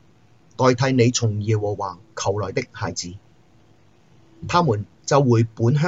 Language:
Chinese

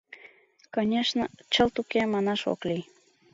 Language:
Mari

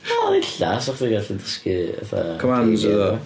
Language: Welsh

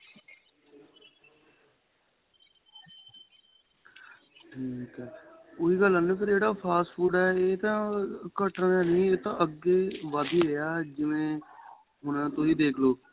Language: Punjabi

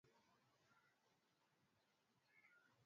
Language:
Swahili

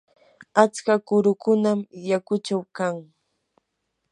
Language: Yanahuanca Pasco Quechua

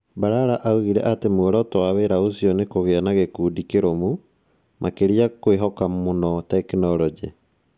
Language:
Kikuyu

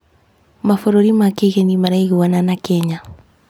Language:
Kikuyu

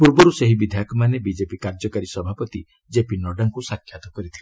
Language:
Odia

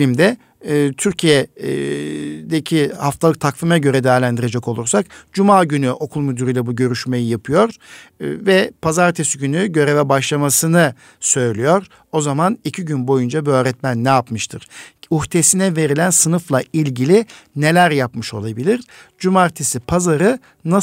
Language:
Turkish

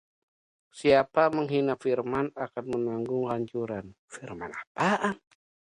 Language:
Indonesian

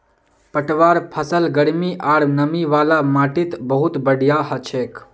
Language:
Magahi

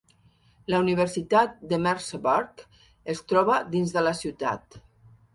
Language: Catalan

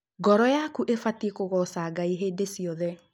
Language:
Kikuyu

